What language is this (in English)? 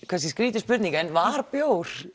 Icelandic